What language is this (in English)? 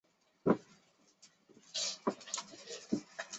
Chinese